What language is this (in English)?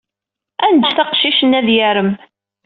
Kabyle